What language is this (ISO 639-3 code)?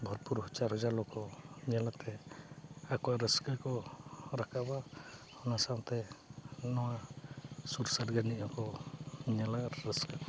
sat